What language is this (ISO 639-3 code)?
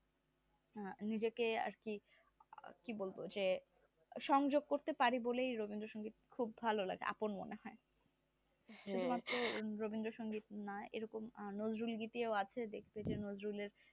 ben